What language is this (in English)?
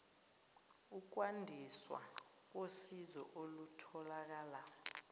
Zulu